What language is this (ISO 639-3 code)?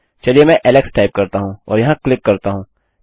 hin